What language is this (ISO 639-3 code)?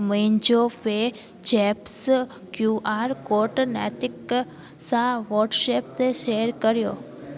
snd